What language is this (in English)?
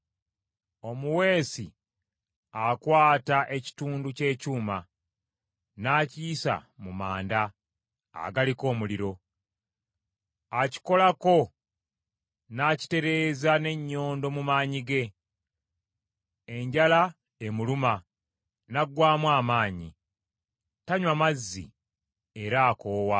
Ganda